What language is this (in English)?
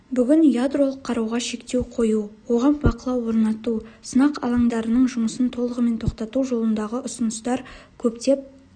Kazakh